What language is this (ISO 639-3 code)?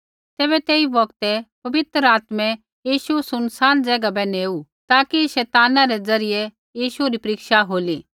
kfx